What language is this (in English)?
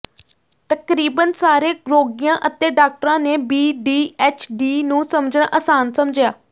Punjabi